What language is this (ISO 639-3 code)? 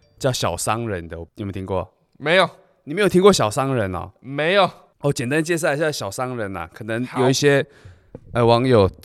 zho